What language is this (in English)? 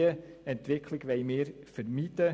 Swiss German